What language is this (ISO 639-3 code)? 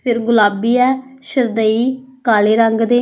pan